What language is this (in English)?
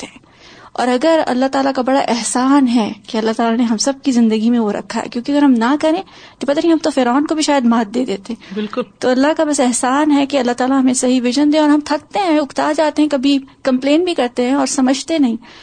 Urdu